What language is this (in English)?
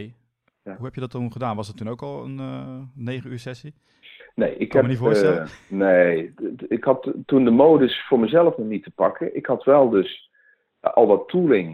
Dutch